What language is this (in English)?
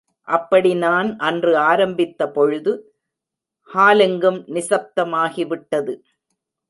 Tamil